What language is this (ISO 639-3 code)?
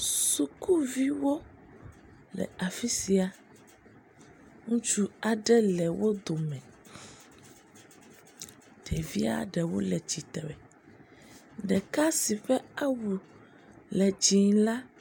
ewe